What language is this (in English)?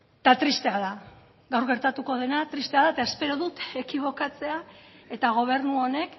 Basque